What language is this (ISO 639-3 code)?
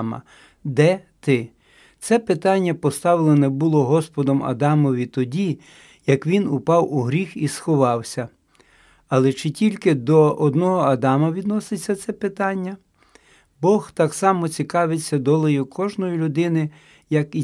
ukr